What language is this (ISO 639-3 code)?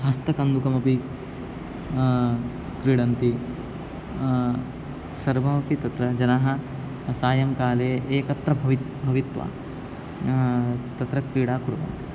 san